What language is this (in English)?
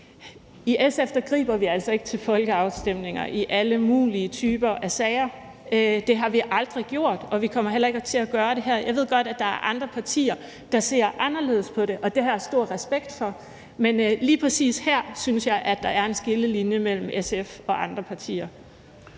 Danish